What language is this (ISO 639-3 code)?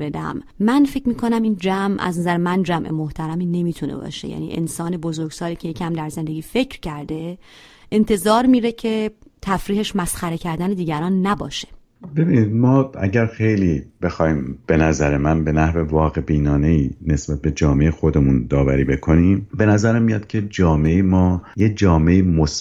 fas